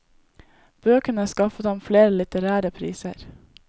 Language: Norwegian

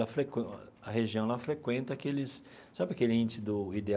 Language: Portuguese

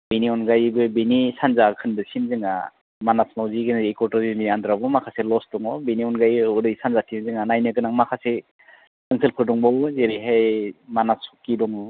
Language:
Bodo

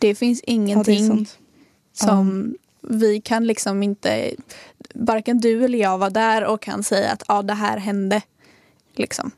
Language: Swedish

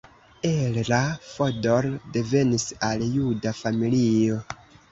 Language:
Esperanto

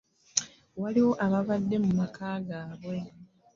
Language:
Ganda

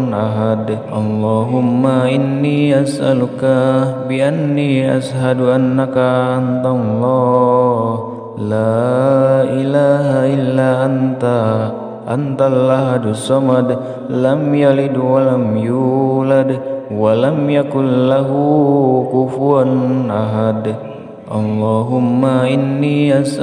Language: Indonesian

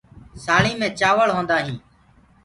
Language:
Gurgula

